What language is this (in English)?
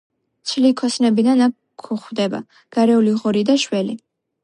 Georgian